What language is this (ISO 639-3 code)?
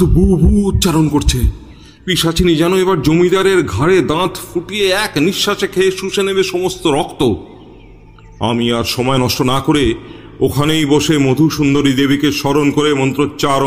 ben